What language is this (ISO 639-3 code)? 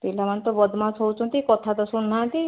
ori